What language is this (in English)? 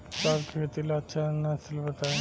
Bhojpuri